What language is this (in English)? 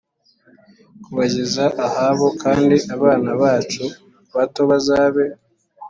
Kinyarwanda